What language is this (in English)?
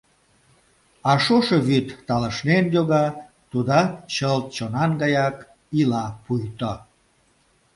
Mari